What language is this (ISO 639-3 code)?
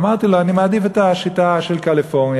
heb